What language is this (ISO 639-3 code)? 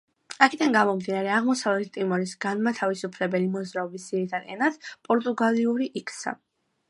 kat